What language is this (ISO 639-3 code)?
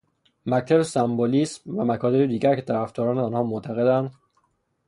fas